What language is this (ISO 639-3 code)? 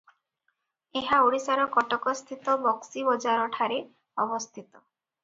ori